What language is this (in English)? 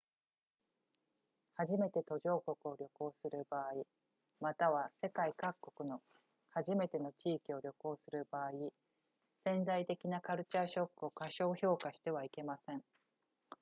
Japanese